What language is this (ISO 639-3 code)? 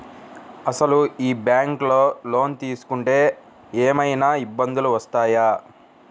tel